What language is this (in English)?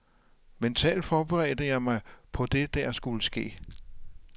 Danish